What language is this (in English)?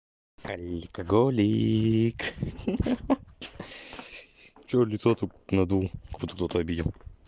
Russian